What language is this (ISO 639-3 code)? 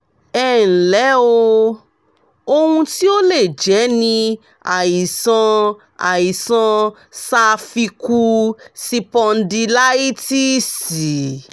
yor